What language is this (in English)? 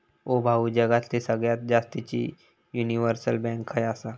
Marathi